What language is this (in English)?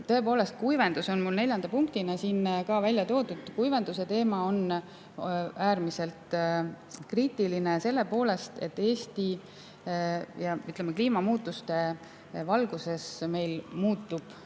Estonian